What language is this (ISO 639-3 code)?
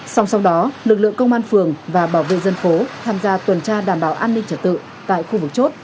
vie